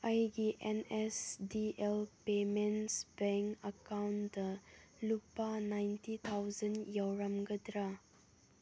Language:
Manipuri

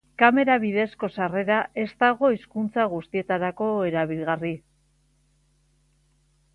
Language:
Basque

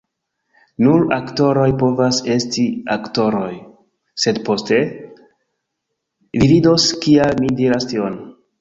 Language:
Esperanto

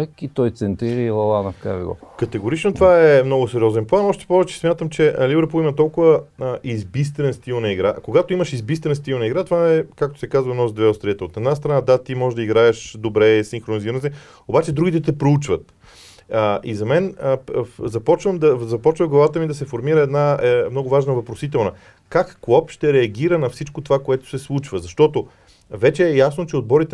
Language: Bulgarian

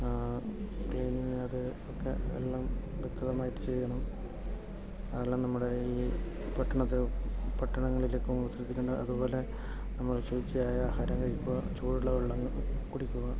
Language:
Malayalam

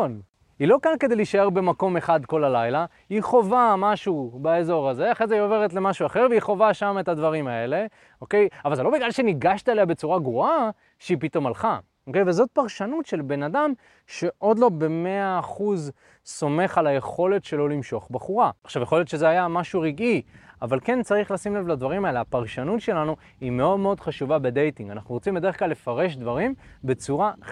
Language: Hebrew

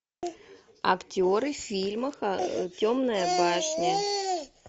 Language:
Russian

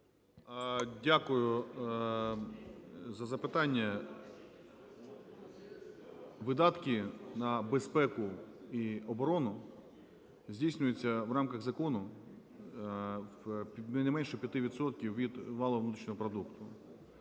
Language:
Ukrainian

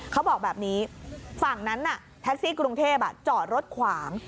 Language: Thai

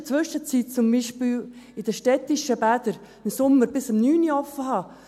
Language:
Swiss German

